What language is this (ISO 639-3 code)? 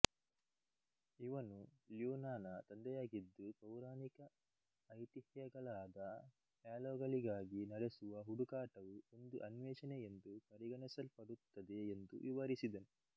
kan